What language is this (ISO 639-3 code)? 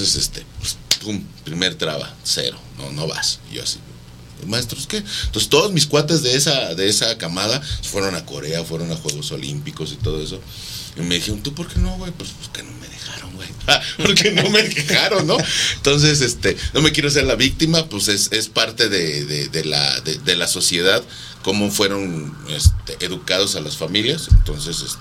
spa